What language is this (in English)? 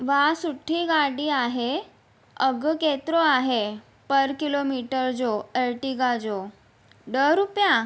Sindhi